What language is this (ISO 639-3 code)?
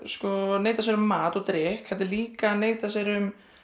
isl